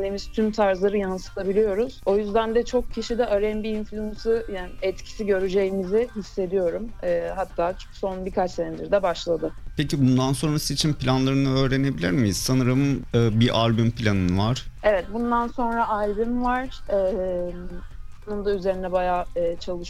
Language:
Turkish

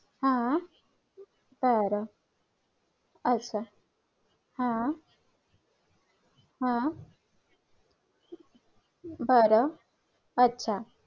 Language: Marathi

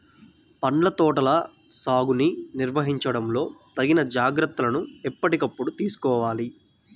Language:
Telugu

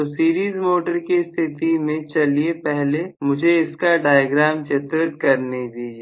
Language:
Hindi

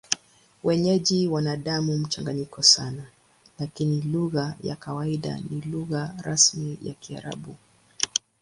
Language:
Swahili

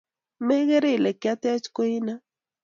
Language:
Kalenjin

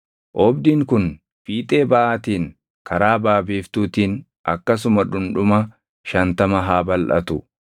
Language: Oromo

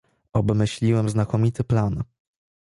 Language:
Polish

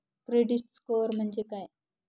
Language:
Marathi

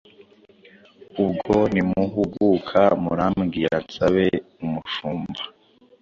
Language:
Kinyarwanda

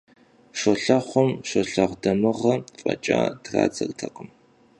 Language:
Kabardian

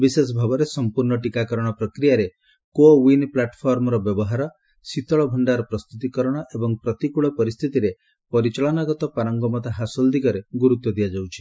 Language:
Odia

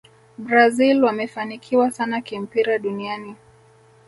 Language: Swahili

